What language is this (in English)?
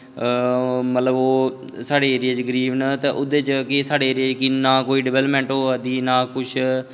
Dogri